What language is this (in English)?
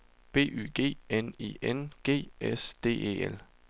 Danish